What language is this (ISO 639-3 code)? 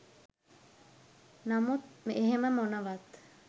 sin